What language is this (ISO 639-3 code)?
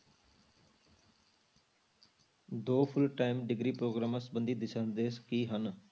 pan